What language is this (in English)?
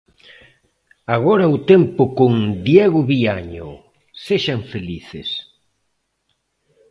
Galician